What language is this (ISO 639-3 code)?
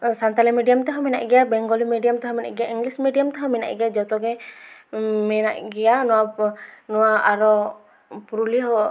sat